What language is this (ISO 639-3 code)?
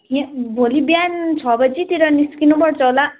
nep